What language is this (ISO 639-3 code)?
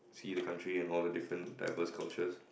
eng